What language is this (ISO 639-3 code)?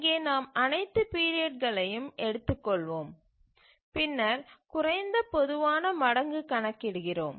tam